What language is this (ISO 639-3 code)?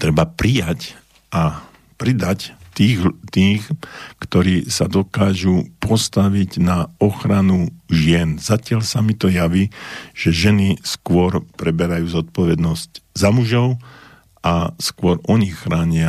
slk